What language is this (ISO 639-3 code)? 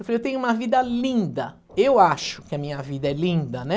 por